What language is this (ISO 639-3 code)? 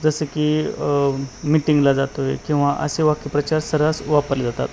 mar